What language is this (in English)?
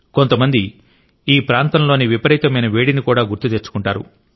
Telugu